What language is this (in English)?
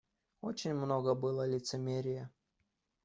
Russian